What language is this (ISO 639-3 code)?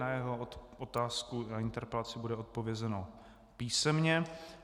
ces